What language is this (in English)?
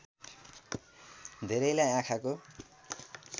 Nepali